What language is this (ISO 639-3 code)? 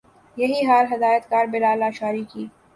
urd